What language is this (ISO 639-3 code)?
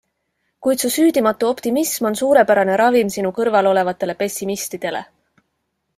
est